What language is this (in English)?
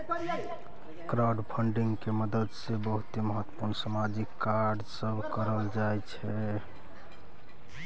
Maithili